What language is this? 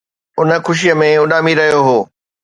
Sindhi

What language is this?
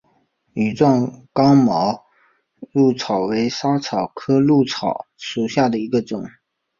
Chinese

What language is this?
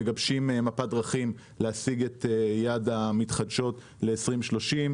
Hebrew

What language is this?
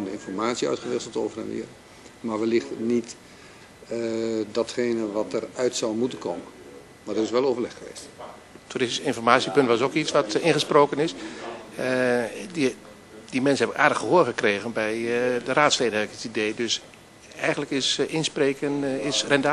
Dutch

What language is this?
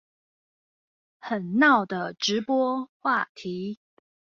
Chinese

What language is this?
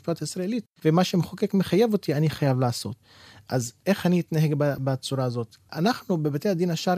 Hebrew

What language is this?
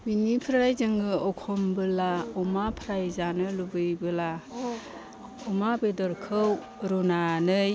Bodo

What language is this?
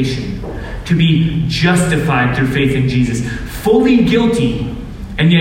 English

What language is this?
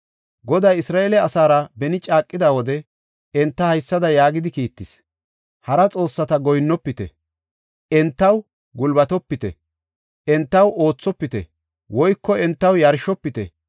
Gofa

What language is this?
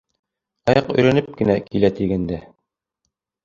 Bashkir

